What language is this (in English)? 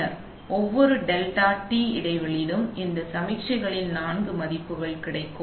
Tamil